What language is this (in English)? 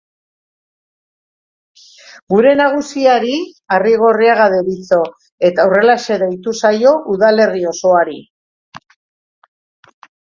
Basque